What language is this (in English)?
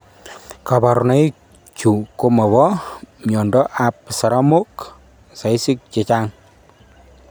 Kalenjin